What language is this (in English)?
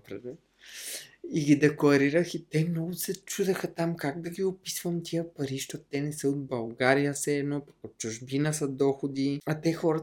Bulgarian